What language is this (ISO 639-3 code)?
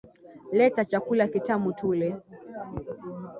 swa